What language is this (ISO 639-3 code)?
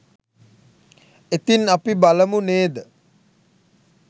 sin